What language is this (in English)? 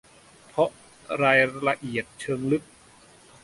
Thai